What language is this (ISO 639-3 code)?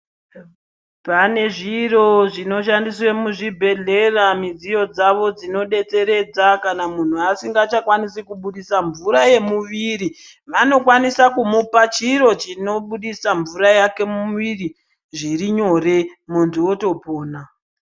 ndc